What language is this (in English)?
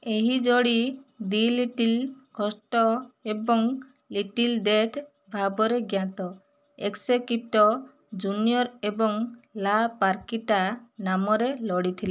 Odia